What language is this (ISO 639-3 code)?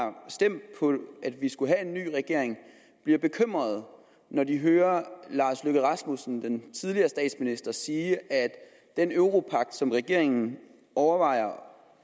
dan